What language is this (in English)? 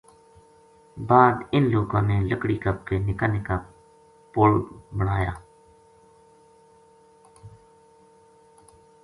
Gujari